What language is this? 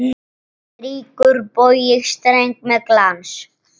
Icelandic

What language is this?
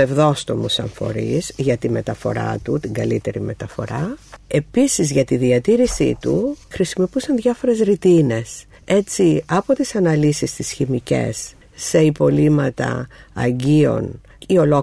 Greek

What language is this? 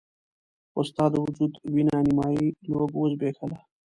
Pashto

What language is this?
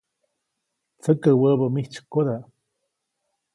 Copainalá Zoque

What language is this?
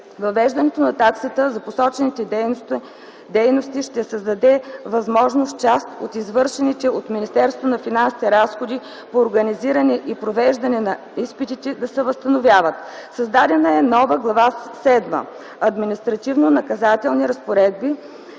Bulgarian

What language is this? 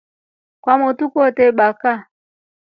Rombo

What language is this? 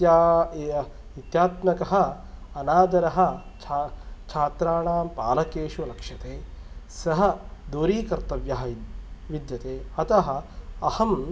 Sanskrit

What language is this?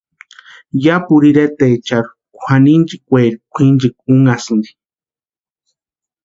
Western Highland Purepecha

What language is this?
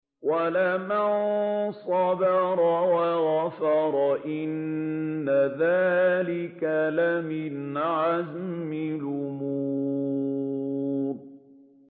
Arabic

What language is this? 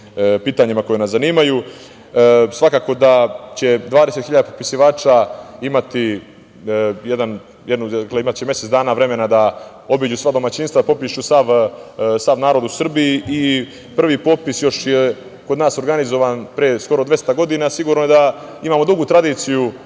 Serbian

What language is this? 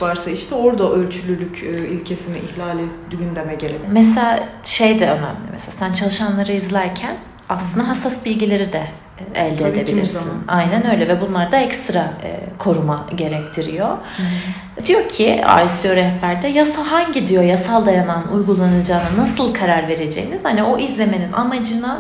Turkish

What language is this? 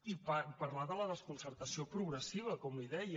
Catalan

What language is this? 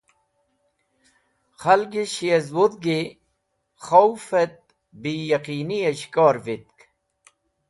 Wakhi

